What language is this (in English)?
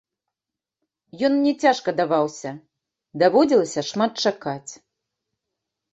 Belarusian